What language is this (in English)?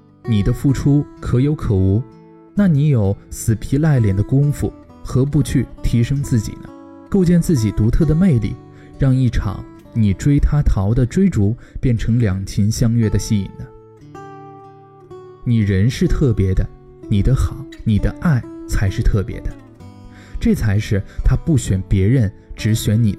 Chinese